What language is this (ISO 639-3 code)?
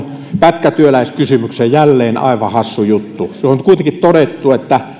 fin